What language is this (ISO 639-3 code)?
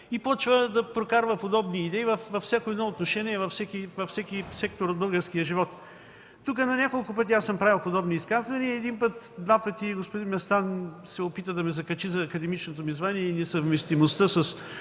bul